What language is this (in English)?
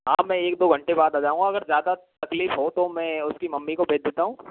Hindi